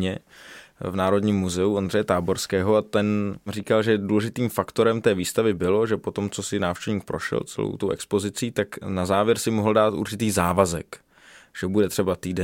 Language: Czech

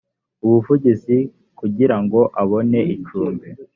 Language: Kinyarwanda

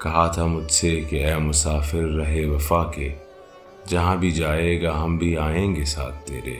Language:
Urdu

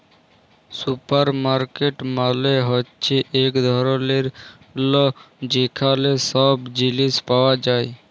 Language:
Bangla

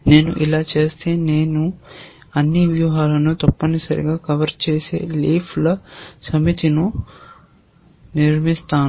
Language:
Telugu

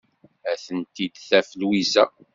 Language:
Kabyle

